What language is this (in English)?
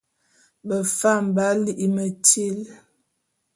Bulu